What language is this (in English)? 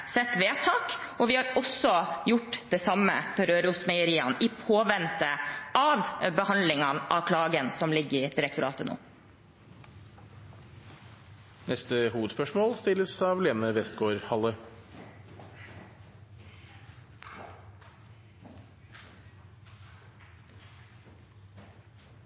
Norwegian